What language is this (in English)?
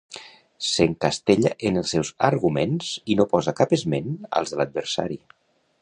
Catalan